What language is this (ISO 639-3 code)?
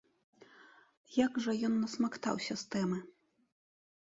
bel